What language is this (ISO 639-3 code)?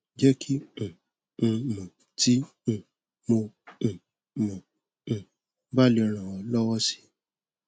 yor